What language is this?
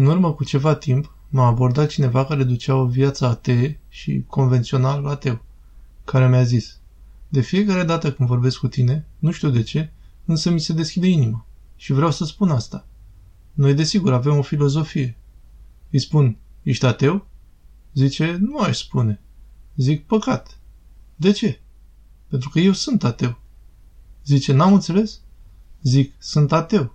Romanian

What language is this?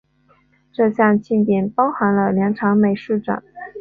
Chinese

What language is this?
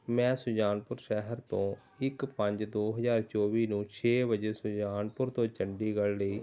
Punjabi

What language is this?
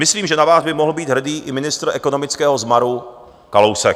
Czech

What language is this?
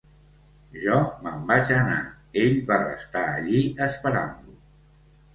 Catalan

